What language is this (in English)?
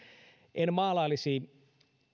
Finnish